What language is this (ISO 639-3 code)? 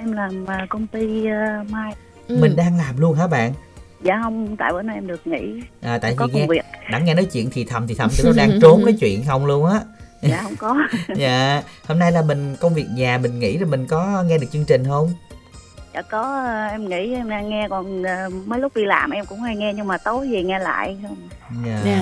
vie